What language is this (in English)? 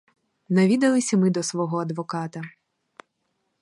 Ukrainian